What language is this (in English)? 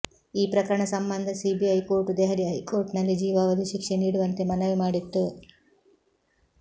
Kannada